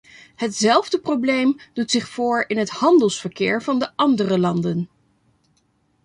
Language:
Dutch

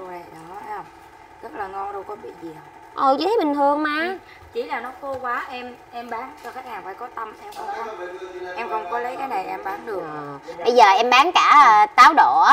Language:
Vietnamese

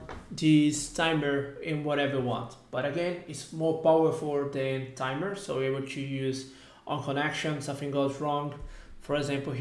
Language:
English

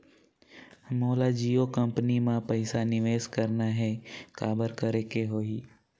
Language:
Chhattisgarhi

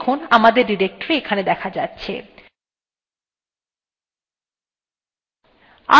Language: Bangla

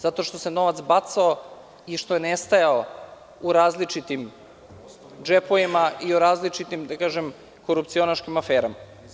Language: Serbian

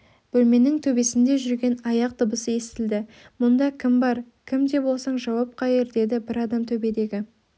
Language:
Kazakh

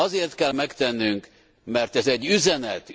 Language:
Hungarian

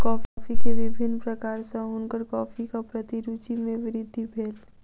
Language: Maithili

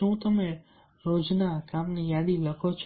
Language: Gujarati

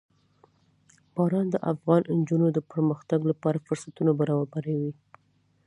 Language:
Pashto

